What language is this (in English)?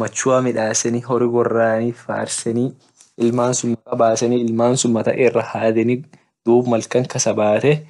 Orma